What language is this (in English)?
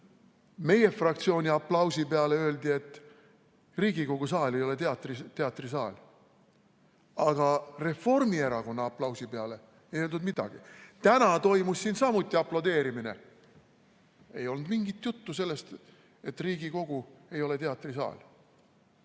Estonian